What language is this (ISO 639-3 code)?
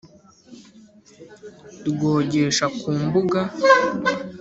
kin